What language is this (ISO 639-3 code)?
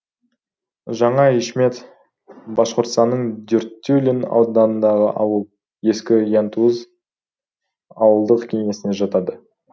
kaz